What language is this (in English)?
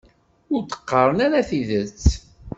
Kabyle